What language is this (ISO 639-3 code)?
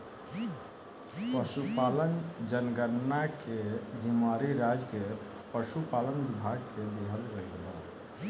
bho